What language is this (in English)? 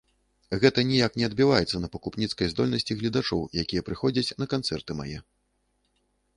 Belarusian